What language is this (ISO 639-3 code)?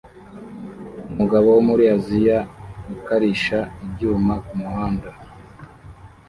kin